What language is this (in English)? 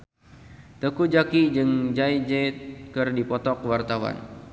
Sundanese